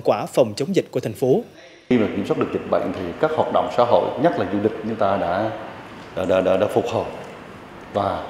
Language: Vietnamese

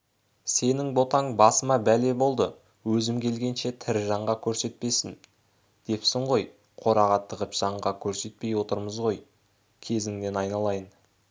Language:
Kazakh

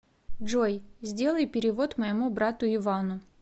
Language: Russian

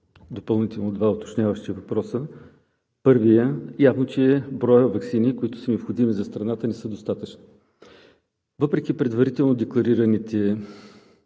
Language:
Bulgarian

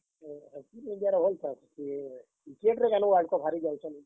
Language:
Odia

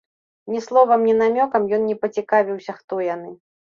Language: Belarusian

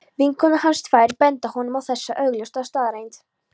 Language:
Icelandic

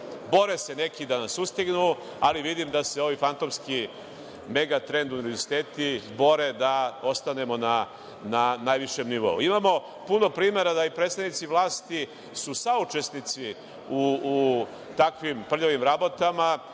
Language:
Serbian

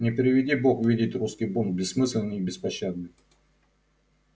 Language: Russian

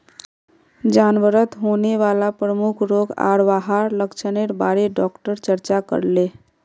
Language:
Magahi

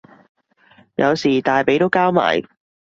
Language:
Cantonese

